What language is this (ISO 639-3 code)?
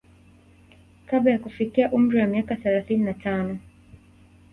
swa